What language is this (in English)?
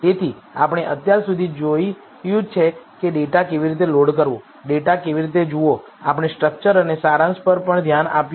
Gujarati